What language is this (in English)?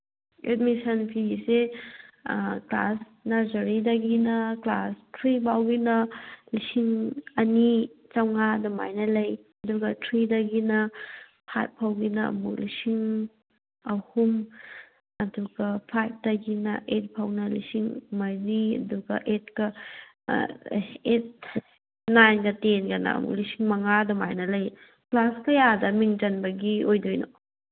Manipuri